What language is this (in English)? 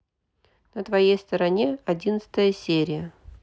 Russian